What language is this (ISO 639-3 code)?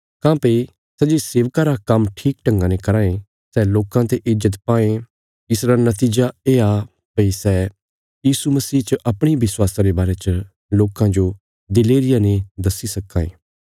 kfs